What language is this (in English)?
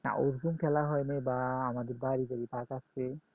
Bangla